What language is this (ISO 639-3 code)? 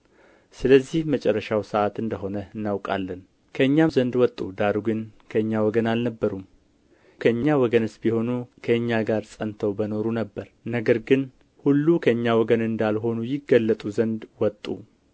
amh